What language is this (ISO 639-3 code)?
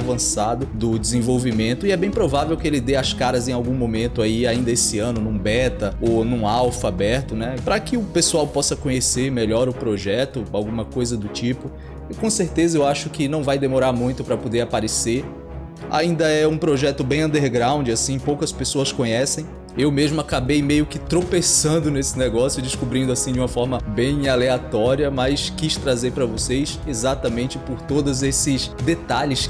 por